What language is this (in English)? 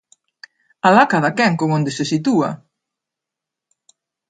Galician